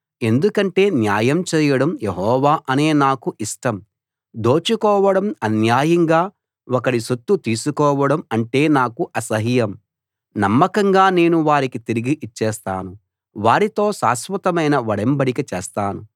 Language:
Telugu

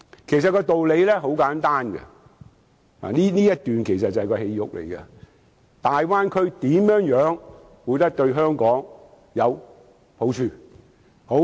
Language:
Cantonese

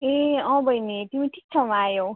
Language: Nepali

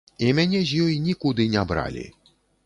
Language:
Belarusian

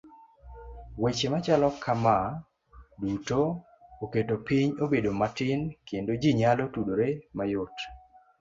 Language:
Luo (Kenya and Tanzania)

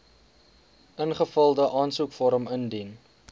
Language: Afrikaans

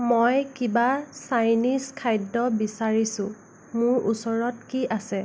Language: Assamese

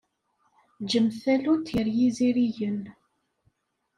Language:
Kabyle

